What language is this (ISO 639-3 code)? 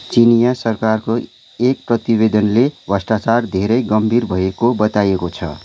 nep